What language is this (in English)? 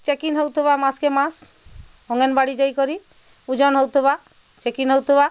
Odia